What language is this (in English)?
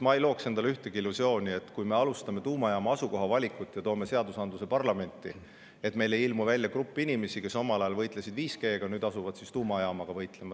Estonian